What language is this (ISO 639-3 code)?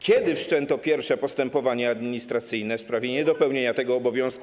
pol